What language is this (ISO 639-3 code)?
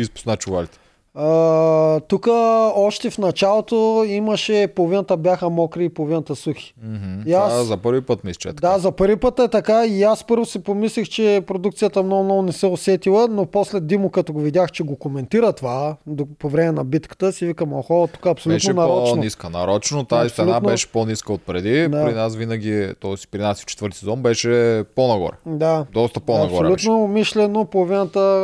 bul